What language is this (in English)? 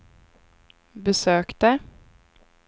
Swedish